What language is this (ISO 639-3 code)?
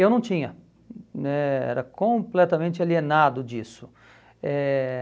por